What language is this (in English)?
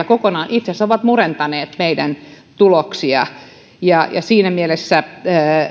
Finnish